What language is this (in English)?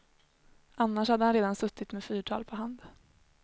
Swedish